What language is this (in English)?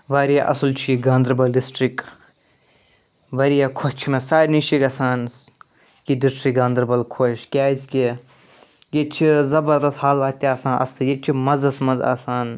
Kashmiri